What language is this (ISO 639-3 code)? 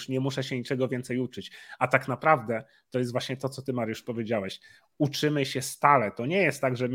pol